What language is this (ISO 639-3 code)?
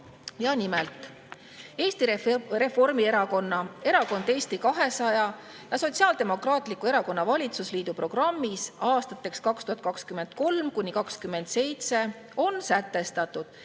est